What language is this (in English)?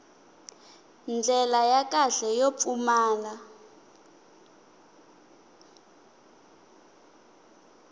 Tsonga